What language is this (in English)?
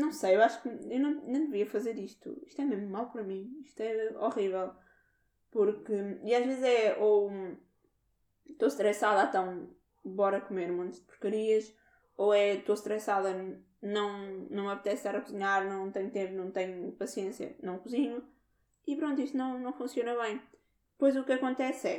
Portuguese